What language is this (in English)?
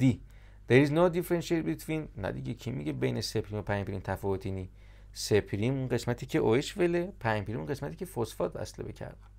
Persian